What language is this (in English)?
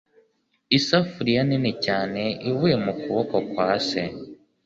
Kinyarwanda